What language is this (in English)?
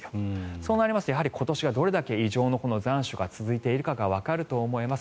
Japanese